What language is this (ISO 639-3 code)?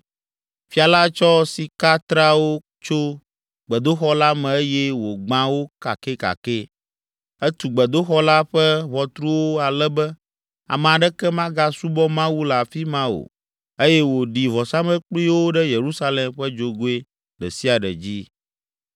ewe